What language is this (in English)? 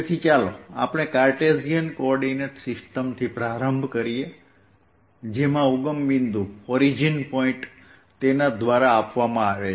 Gujarati